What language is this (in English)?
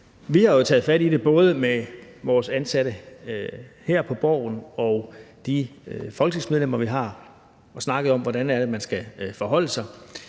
Danish